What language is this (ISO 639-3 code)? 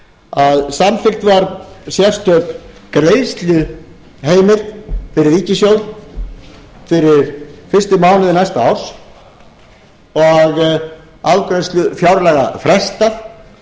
isl